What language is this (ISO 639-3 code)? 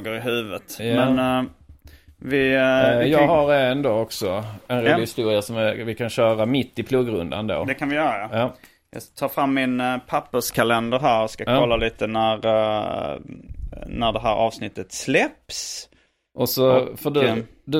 swe